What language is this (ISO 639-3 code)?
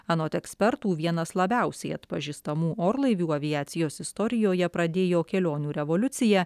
lit